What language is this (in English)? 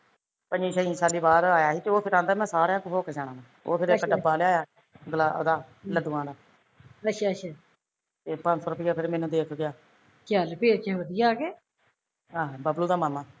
Punjabi